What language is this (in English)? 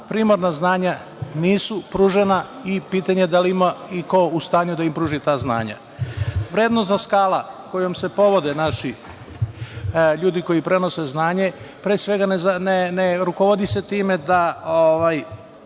Serbian